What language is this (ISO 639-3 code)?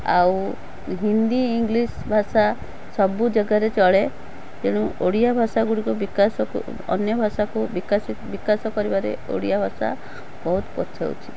ori